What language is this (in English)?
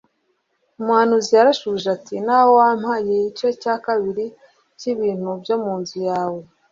Kinyarwanda